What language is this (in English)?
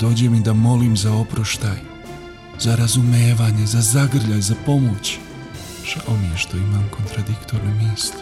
Croatian